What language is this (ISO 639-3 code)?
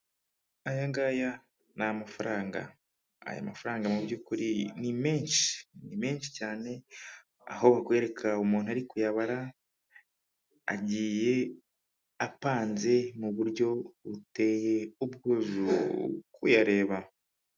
kin